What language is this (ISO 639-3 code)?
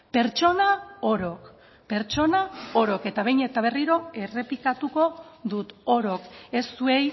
eus